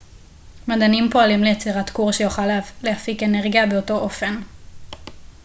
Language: Hebrew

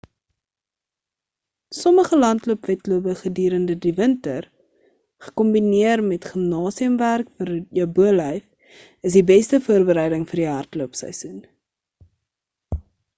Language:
Afrikaans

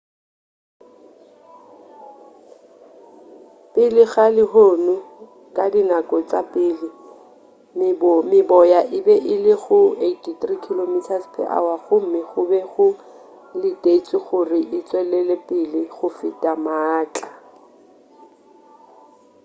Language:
Northern Sotho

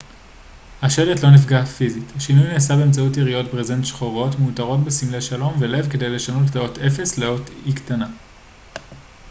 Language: Hebrew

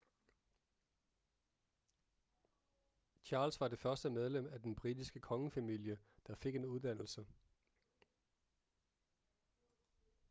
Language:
Danish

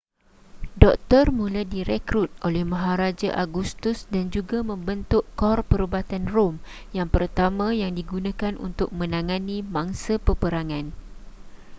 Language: Malay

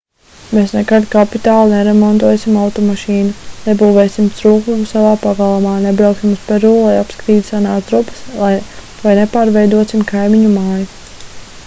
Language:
Latvian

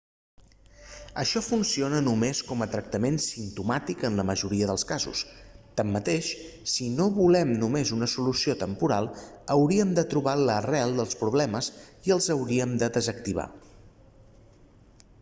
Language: Catalan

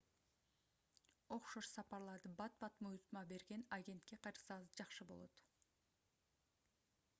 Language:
Kyrgyz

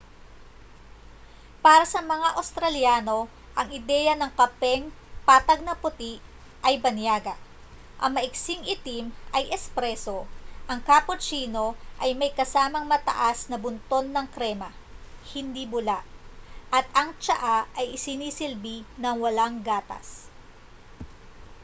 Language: Filipino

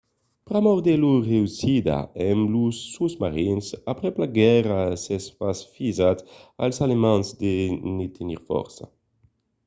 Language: Occitan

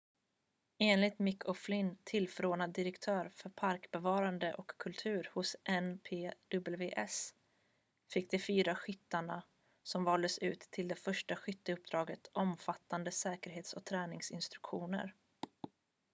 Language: Swedish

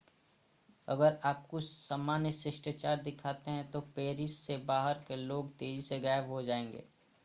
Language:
Hindi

